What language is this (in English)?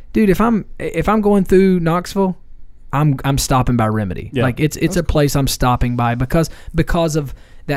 English